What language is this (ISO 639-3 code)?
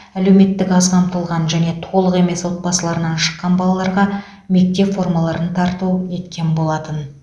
kaz